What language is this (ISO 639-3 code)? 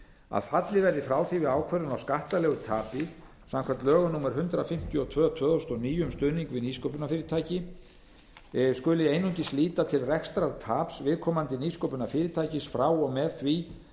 isl